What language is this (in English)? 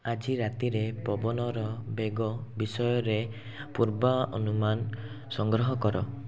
Odia